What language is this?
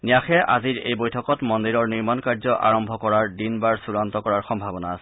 Assamese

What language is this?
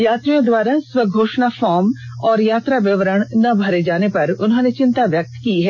Hindi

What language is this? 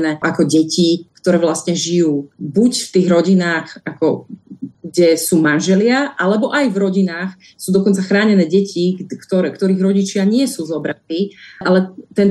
Slovak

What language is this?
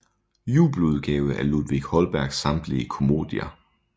Danish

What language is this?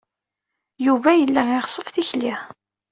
Kabyle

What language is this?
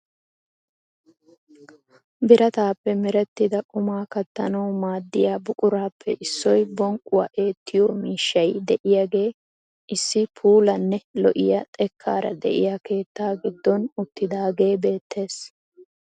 Wolaytta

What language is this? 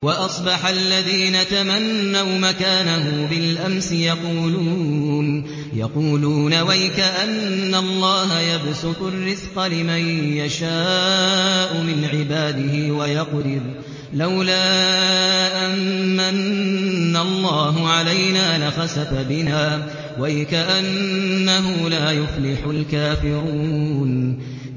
Arabic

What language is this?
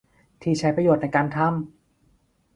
Thai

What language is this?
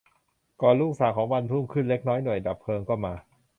Thai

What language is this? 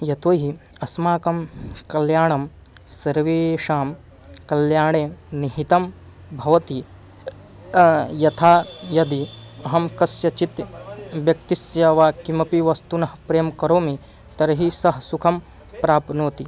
Sanskrit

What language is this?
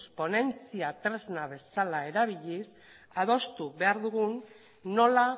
Basque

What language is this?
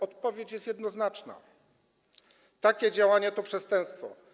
Polish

